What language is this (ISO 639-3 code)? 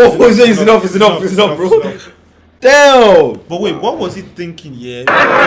fra